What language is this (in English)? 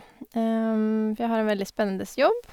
Norwegian